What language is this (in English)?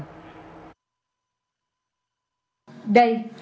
Vietnamese